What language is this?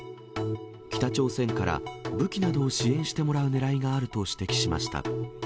Japanese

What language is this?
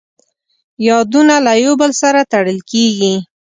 Pashto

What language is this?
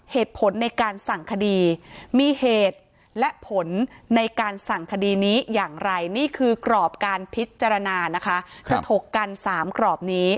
Thai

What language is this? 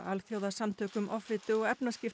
Icelandic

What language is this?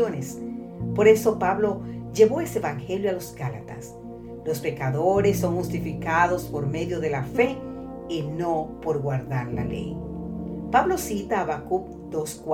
Spanish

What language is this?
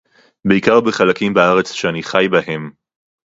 Hebrew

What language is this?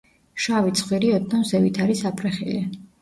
Georgian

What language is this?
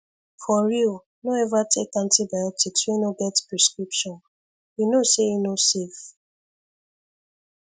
Nigerian Pidgin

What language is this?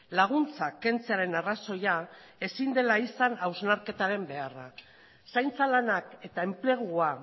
Basque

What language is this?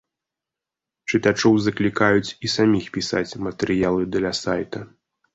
Belarusian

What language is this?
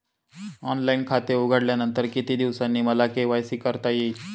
Marathi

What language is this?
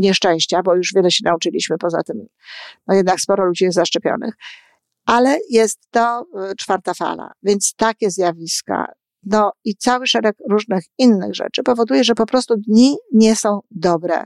Polish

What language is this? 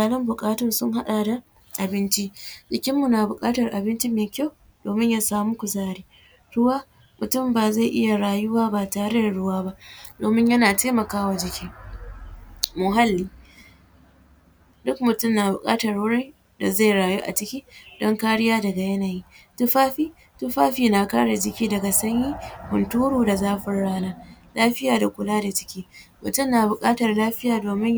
Hausa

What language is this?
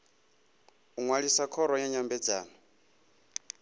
Venda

